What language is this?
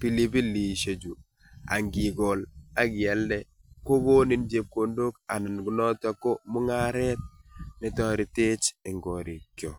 Kalenjin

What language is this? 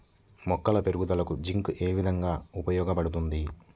Telugu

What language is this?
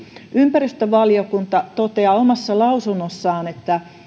Finnish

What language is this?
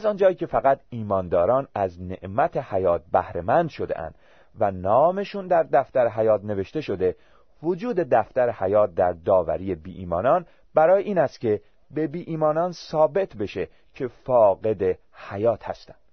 Persian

